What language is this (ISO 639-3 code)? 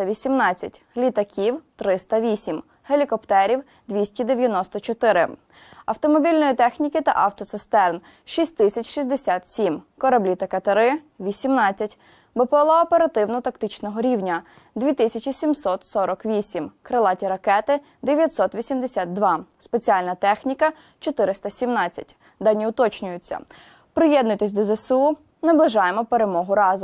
ukr